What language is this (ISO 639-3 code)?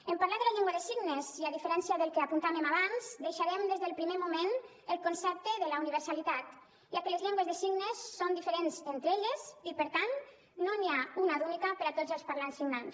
cat